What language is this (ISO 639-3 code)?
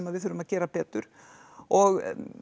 isl